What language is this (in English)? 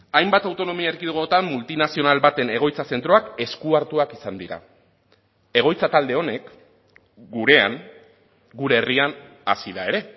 Basque